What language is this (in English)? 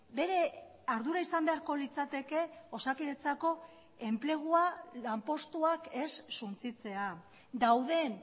Basque